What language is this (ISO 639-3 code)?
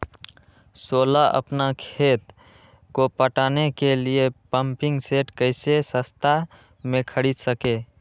mag